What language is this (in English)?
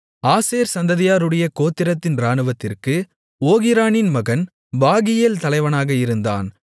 Tamil